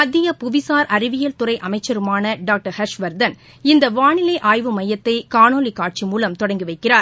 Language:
Tamil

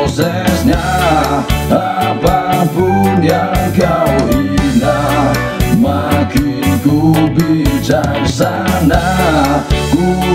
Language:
Indonesian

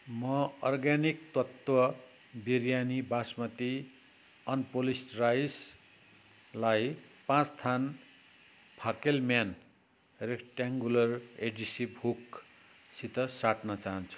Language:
Nepali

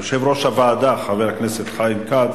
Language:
Hebrew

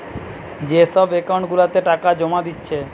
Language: Bangla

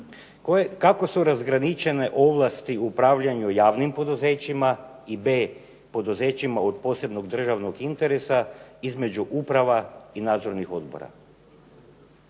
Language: Croatian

